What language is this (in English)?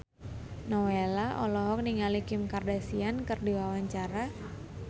Sundanese